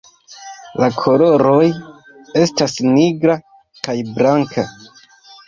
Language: Esperanto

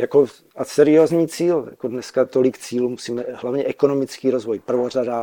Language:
Czech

